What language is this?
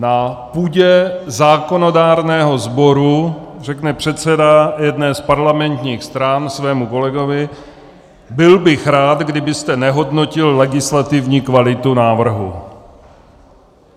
Czech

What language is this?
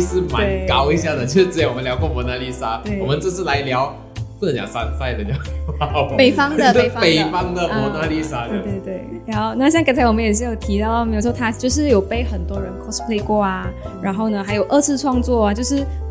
Chinese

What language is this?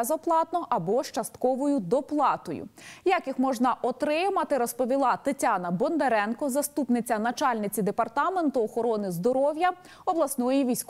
Ukrainian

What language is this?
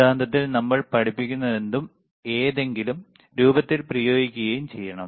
Malayalam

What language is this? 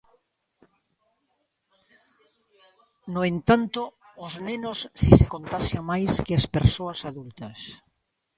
Galician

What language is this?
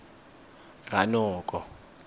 Tswana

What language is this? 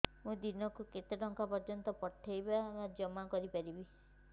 Odia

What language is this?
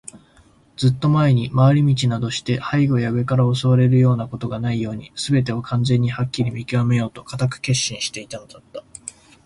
Japanese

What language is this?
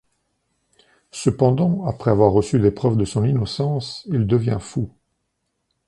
French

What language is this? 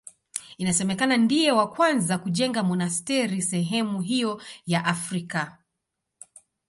Swahili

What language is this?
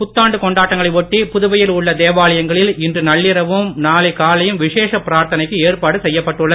Tamil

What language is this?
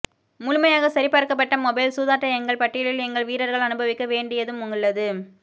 Tamil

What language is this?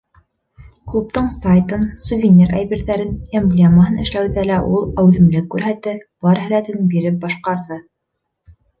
Bashkir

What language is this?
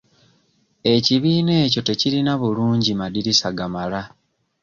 Ganda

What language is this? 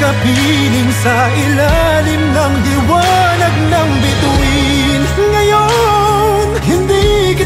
Arabic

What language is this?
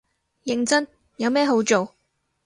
Cantonese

